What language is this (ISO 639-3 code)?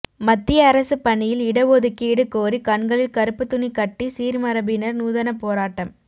tam